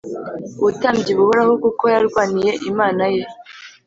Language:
Kinyarwanda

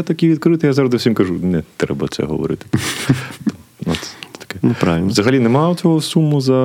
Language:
Ukrainian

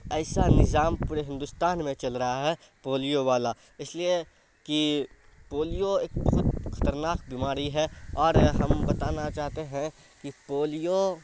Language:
Urdu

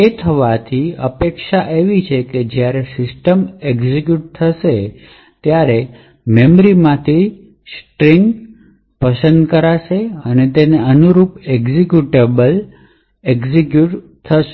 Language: Gujarati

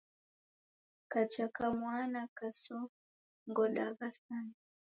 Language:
Taita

